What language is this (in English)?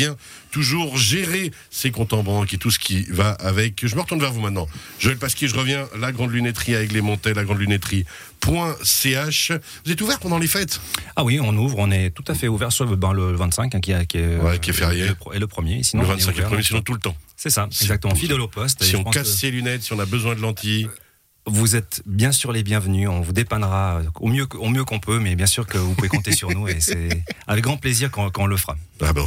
French